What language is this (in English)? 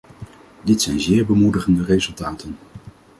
Dutch